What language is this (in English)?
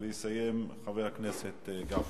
Hebrew